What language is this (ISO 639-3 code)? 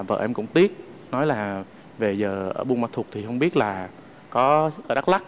vie